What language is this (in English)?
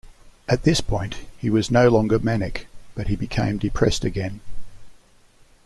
English